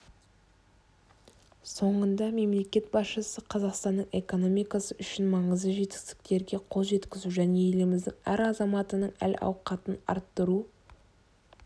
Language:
Kazakh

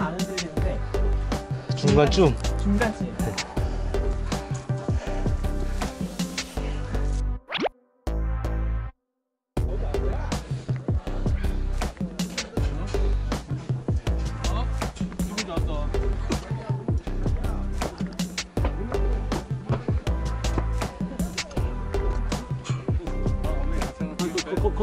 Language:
Korean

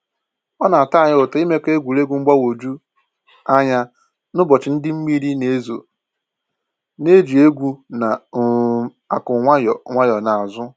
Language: Igbo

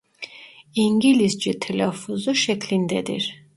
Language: Turkish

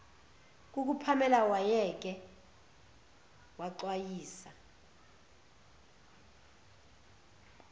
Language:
Zulu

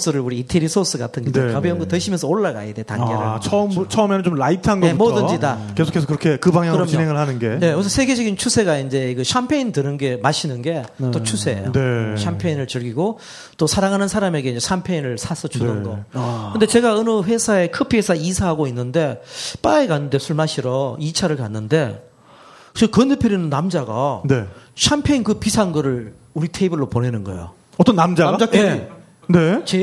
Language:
Korean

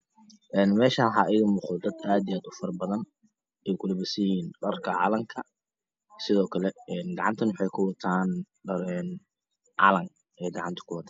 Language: Somali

